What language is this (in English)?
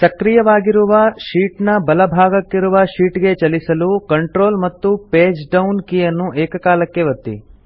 Kannada